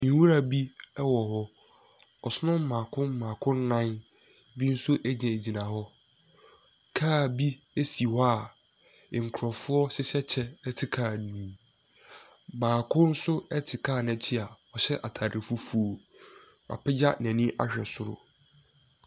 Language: Akan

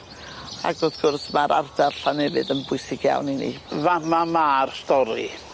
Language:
Welsh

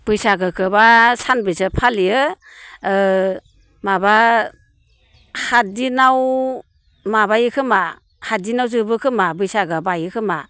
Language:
Bodo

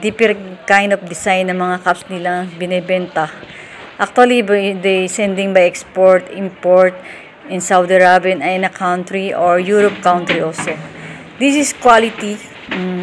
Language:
Filipino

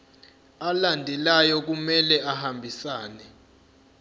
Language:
Zulu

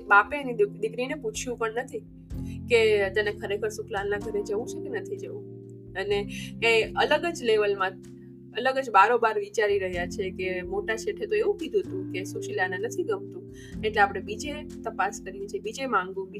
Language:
Gujarati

